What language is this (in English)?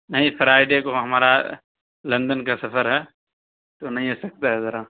Urdu